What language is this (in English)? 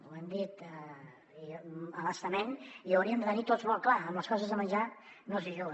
Catalan